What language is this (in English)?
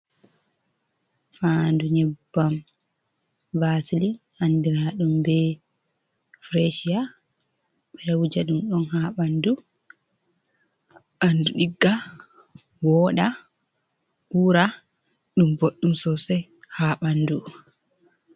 Fula